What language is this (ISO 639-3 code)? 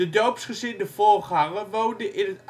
nld